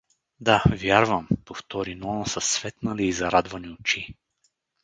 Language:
Bulgarian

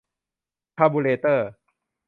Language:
Thai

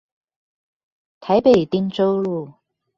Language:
Chinese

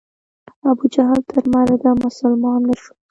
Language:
Pashto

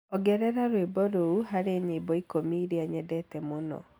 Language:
Kikuyu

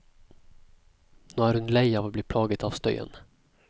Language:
Norwegian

